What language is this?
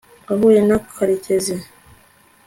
Kinyarwanda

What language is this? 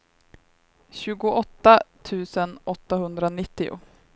Swedish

